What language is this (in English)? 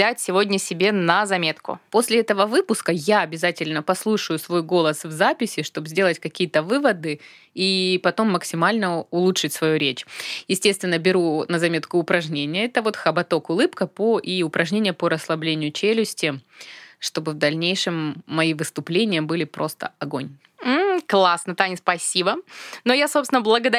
Russian